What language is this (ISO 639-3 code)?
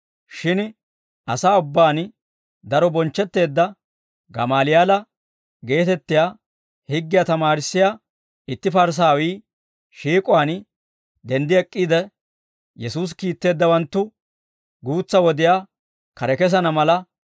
dwr